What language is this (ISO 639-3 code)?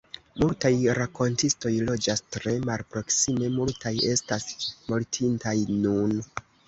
epo